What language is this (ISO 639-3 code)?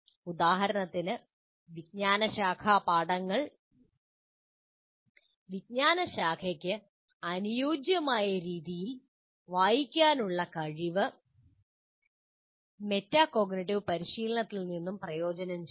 mal